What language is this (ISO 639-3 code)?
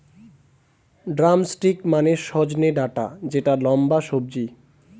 ben